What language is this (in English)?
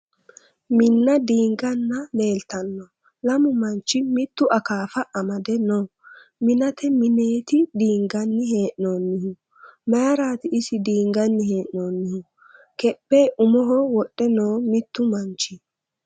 Sidamo